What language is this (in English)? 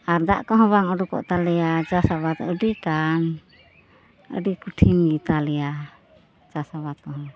Santali